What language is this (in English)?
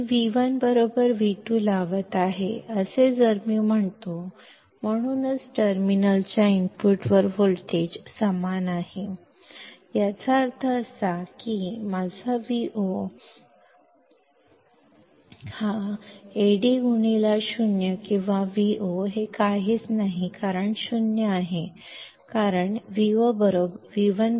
Marathi